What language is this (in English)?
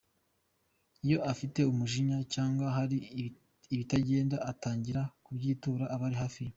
Kinyarwanda